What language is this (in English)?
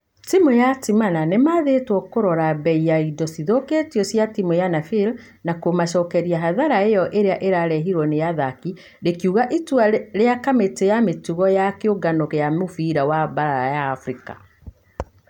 Kikuyu